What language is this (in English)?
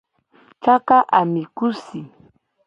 Gen